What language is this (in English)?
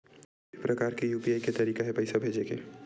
Chhattisgarhi